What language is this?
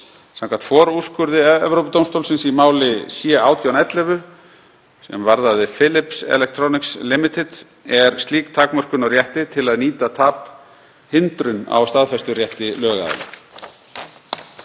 Icelandic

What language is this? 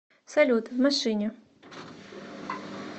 Russian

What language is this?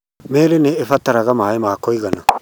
Kikuyu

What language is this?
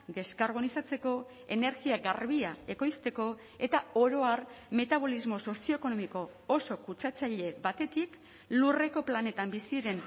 Basque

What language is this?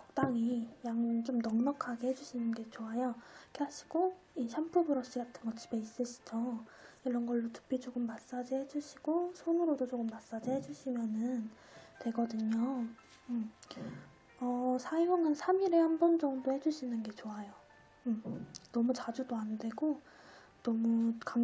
Korean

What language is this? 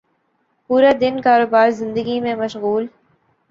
Urdu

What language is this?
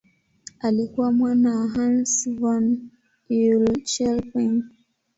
Swahili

